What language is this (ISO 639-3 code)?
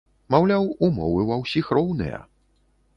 bel